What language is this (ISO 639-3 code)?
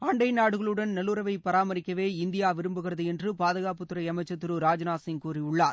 tam